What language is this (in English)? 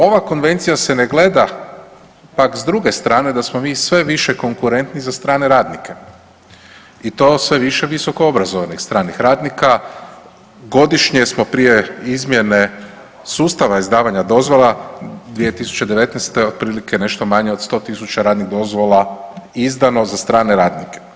Croatian